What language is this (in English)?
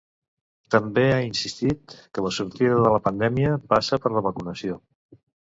Catalan